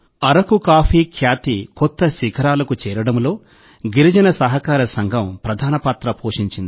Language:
Telugu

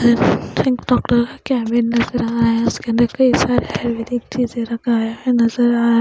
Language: Hindi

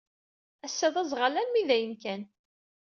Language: Kabyle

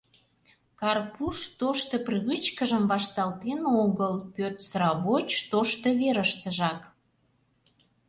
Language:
Mari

